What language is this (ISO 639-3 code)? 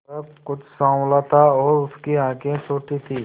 hin